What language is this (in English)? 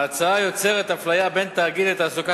Hebrew